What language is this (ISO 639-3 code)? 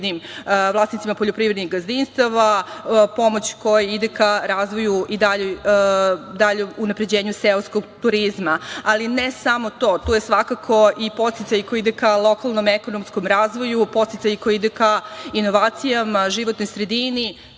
srp